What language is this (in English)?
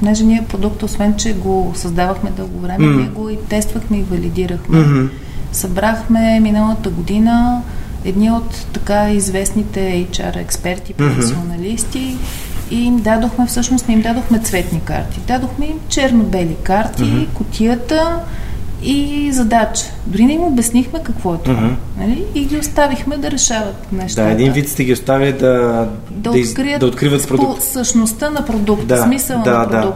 Bulgarian